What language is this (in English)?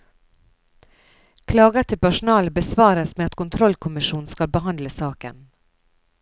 Norwegian